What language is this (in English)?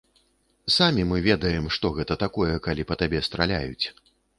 Belarusian